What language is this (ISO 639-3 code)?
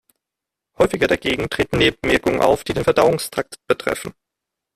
deu